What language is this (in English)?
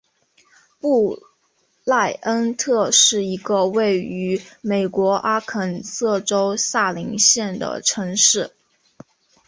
Chinese